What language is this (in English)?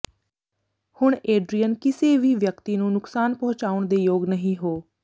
Punjabi